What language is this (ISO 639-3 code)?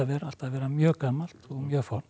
isl